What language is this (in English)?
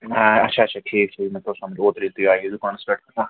Kashmiri